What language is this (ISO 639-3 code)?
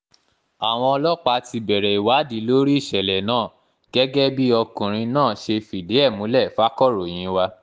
yor